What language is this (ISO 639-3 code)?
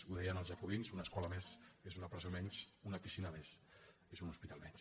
cat